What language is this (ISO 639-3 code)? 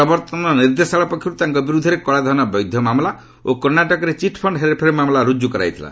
ori